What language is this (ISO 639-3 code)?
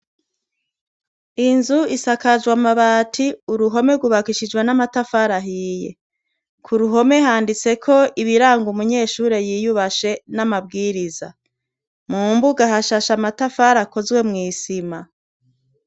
run